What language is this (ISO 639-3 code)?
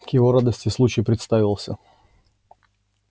rus